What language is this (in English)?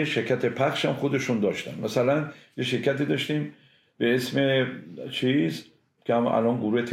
Persian